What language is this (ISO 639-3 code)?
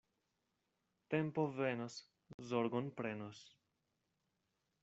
epo